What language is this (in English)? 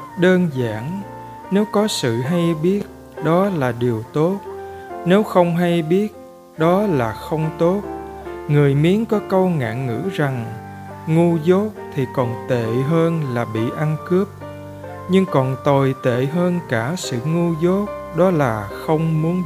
Vietnamese